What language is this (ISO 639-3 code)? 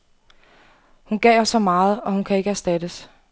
dan